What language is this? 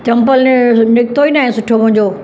Sindhi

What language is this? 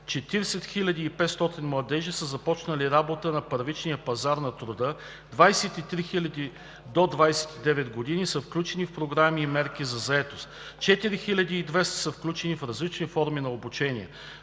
Bulgarian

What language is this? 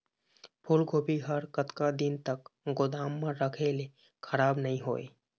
Chhattisgarhi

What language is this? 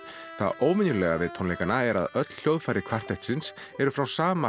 Icelandic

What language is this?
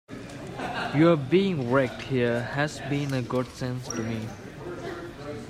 English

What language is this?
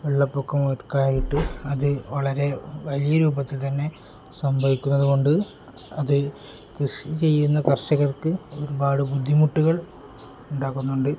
Malayalam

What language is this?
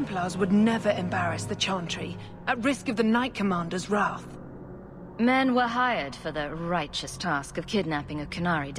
English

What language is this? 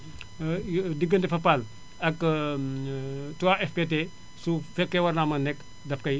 Wolof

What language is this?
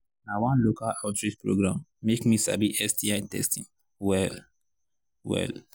Nigerian Pidgin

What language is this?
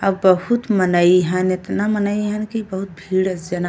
Bhojpuri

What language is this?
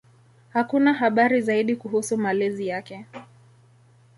Swahili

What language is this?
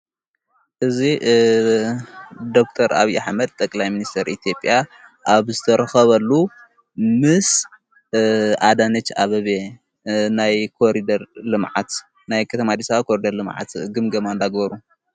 Tigrinya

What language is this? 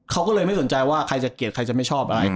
Thai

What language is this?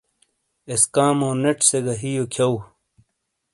Shina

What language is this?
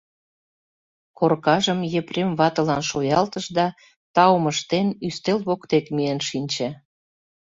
Mari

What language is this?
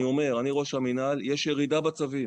Hebrew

